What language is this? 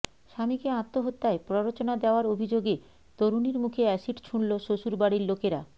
Bangla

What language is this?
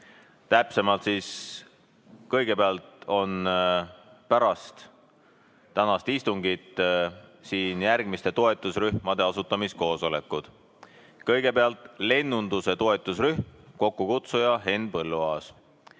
Estonian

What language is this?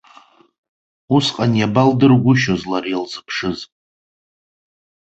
Abkhazian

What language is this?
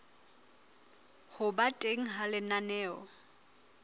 Southern Sotho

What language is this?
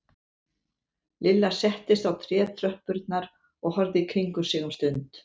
Icelandic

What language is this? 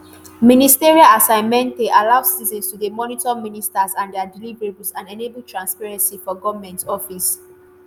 Nigerian Pidgin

